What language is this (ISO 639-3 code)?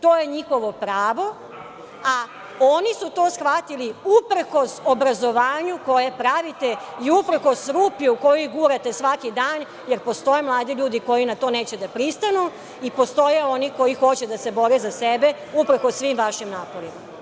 srp